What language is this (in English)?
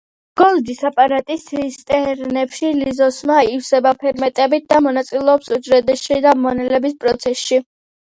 Georgian